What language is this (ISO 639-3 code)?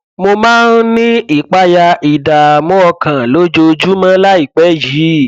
yor